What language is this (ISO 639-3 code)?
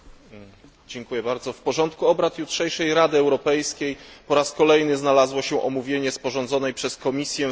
pol